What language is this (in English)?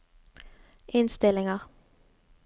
Norwegian